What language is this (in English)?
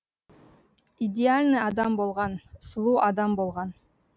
Kazakh